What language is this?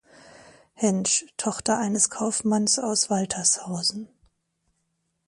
German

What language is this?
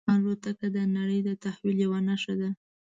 Pashto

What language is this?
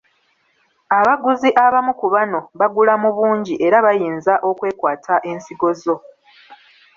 Ganda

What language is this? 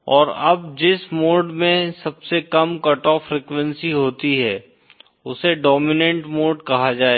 Hindi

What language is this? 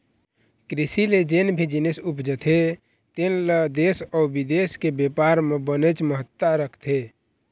Chhattisgarhi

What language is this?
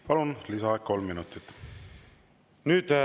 Estonian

